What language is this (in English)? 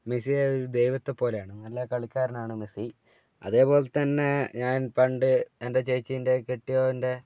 Malayalam